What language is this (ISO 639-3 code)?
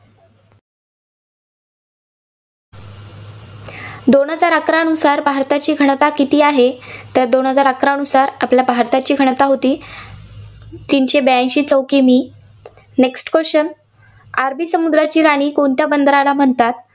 mar